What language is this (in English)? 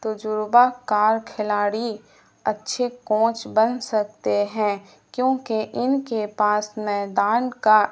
Urdu